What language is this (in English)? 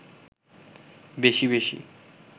Bangla